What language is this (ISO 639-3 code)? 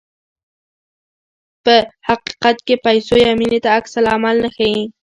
pus